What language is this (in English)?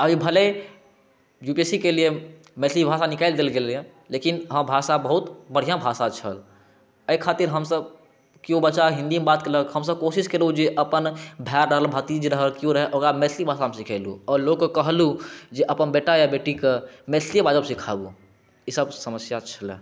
Maithili